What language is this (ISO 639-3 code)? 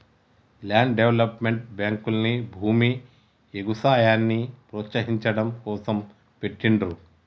tel